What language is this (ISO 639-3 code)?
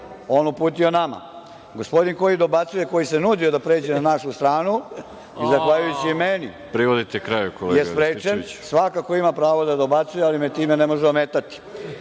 srp